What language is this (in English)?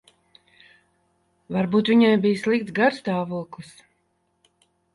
Latvian